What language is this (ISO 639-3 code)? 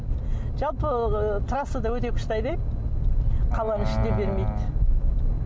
kaz